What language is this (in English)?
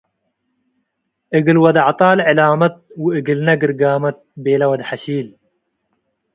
Tigre